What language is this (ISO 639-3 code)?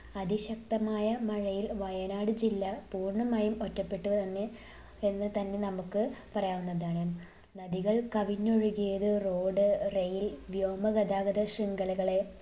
mal